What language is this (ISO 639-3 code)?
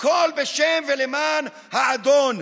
heb